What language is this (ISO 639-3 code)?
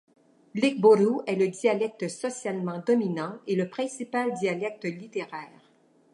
fra